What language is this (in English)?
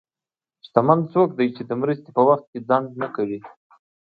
Pashto